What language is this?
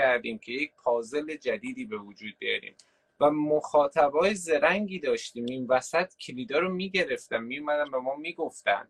Persian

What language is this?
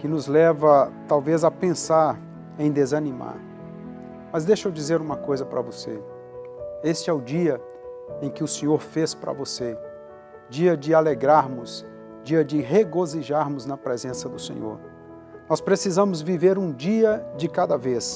Portuguese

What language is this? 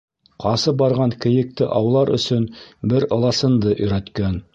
Bashkir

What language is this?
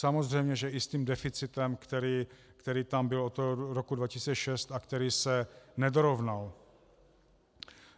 Czech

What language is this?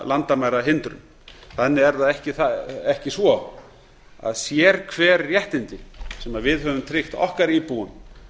Icelandic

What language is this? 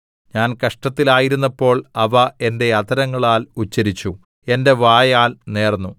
Malayalam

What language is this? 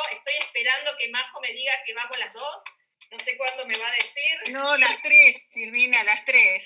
Spanish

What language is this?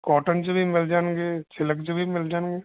Punjabi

